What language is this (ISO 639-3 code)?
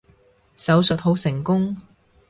yue